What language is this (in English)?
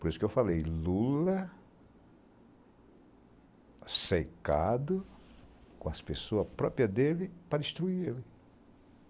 Portuguese